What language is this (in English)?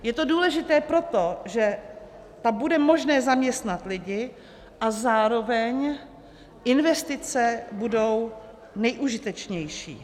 Czech